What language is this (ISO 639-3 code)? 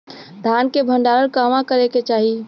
bho